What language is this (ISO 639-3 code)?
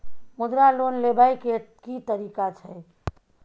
mai